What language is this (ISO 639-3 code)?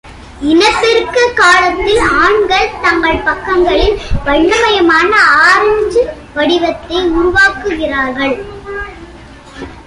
tam